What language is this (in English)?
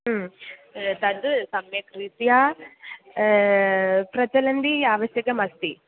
Sanskrit